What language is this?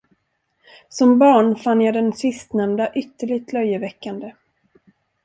Swedish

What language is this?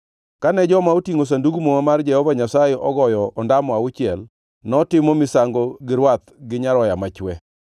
Luo (Kenya and Tanzania)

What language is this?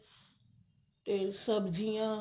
Punjabi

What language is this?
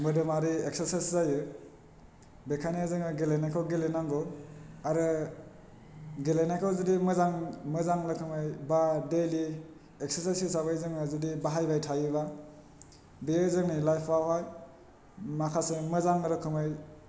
Bodo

